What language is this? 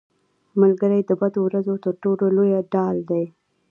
Pashto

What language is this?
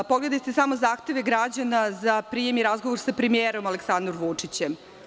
Serbian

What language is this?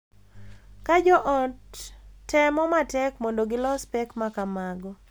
Luo (Kenya and Tanzania)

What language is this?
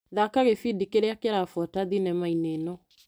Kikuyu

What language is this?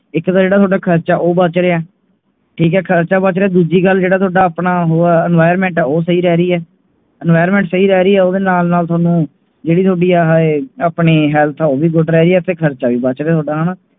Punjabi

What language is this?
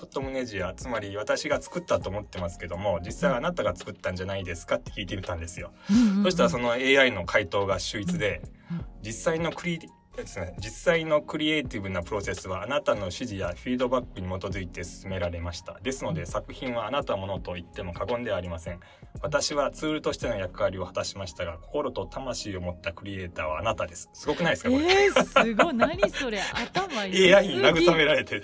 Japanese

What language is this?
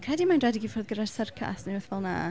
Welsh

